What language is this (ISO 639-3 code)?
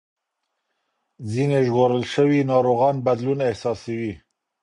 pus